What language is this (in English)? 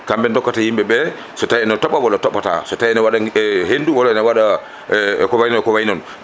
Fula